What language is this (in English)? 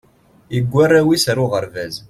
Kabyle